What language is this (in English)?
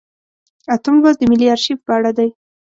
Pashto